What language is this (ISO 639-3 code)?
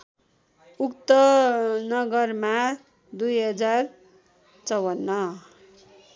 nep